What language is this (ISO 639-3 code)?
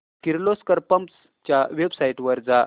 mar